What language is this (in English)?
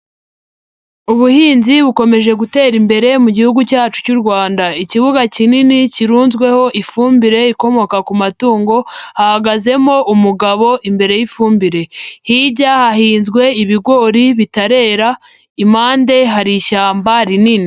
Kinyarwanda